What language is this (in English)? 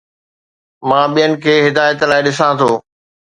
Sindhi